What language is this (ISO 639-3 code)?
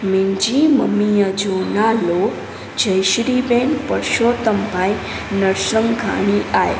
snd